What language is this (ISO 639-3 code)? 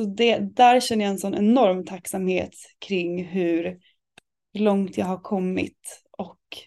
swe